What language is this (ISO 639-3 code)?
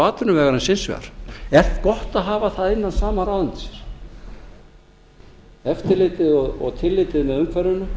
isl